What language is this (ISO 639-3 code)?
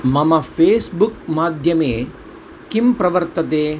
san